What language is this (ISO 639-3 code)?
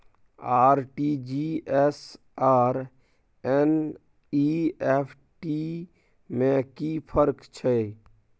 mai